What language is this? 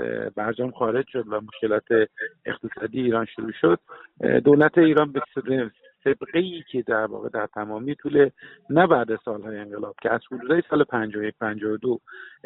Persian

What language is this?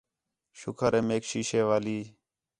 Khetrani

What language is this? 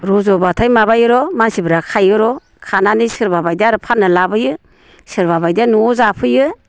Bodo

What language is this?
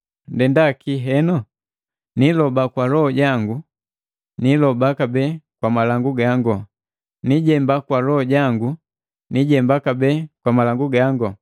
Matengo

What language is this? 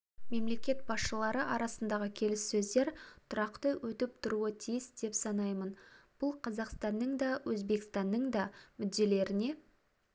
Kazakh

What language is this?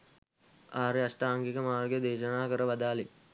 Sinhala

